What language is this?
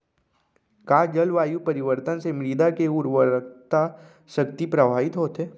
Chhattisgarhi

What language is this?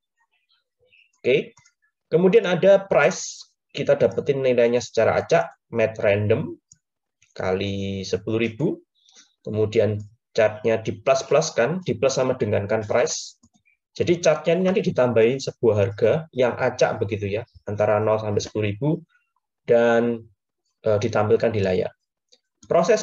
Indonesian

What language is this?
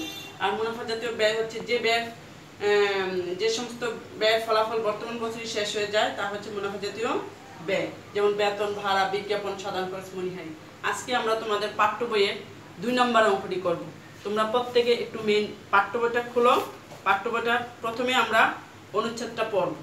Hindi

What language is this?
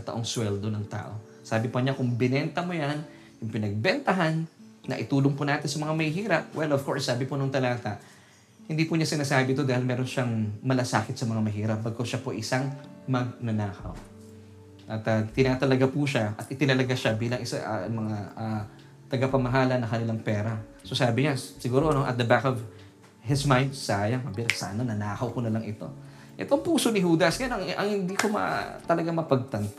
Filipino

